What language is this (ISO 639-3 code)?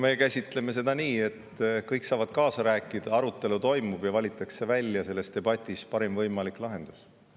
est